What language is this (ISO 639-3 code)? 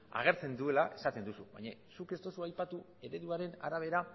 eus